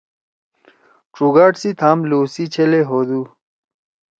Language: Torwali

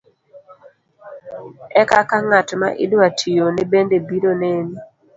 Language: Luo (Kenya and Tanzania)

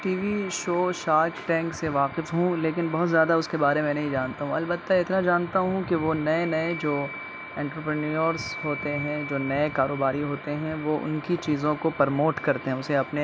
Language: Urdu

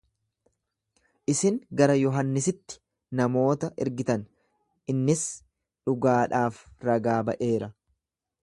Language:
Oromo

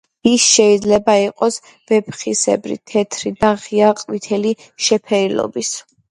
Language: Georgian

